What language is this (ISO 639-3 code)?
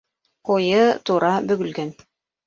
bak